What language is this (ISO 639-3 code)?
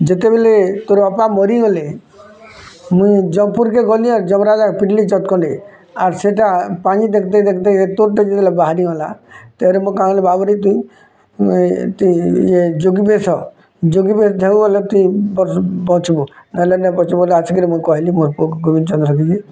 ori